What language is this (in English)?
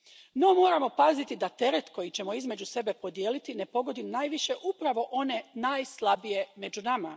Croatian